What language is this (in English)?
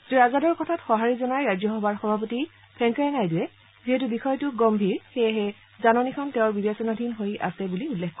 Assamese